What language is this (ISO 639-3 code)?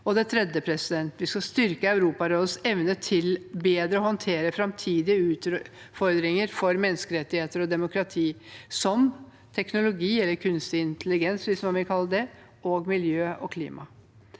nor